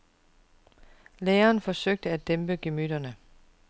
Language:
Danish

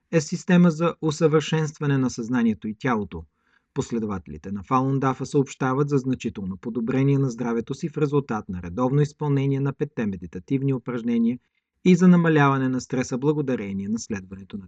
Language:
Bulgarian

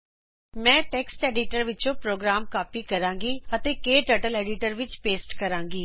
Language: Punjabi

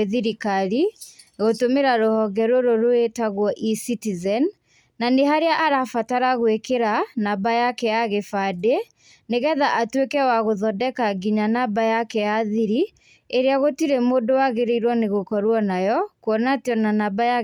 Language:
Kikuyu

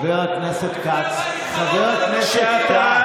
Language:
Hebrew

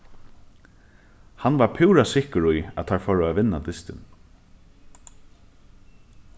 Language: Faroese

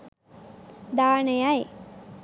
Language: Sinhala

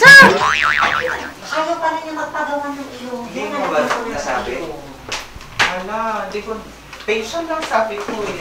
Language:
Filipino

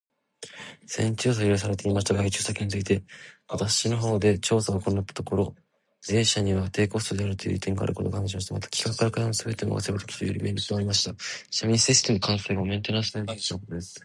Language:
Japanese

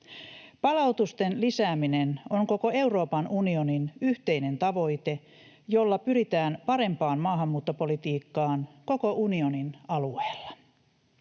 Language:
Finnish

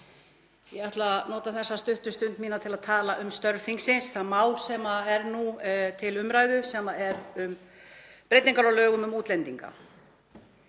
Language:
Icelandic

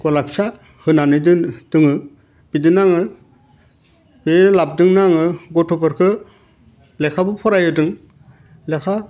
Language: Bodo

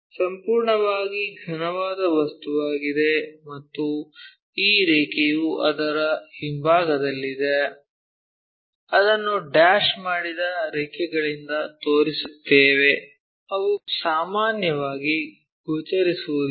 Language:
Kannada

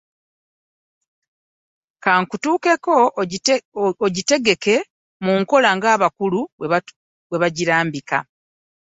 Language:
Ganda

